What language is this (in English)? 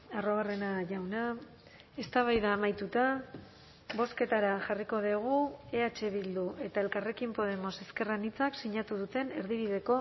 Basque